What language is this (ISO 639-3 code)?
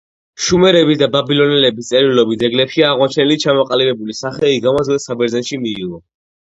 kat